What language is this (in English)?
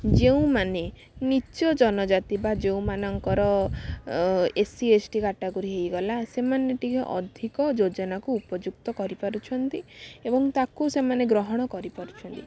Odia